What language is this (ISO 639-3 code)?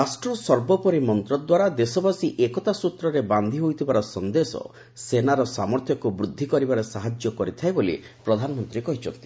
ori